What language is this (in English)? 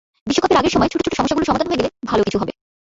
Bangla